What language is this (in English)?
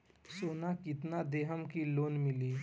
Bhojpuri